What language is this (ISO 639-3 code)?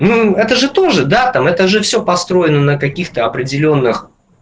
rus